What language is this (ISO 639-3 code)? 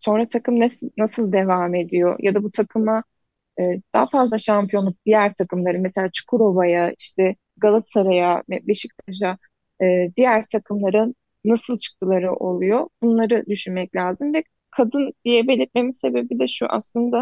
tur